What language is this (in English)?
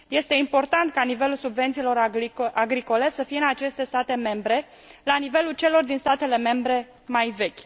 Romanian